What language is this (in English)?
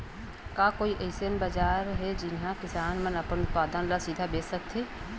Chhattisgarhi